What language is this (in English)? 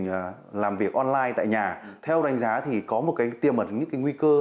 Vietnamese